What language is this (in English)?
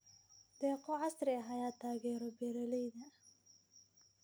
Somali